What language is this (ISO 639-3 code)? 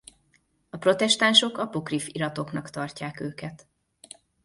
hun